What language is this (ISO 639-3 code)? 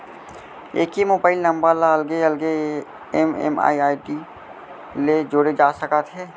hne